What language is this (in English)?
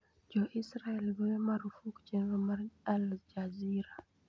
Luo (Kenya and Tanzania)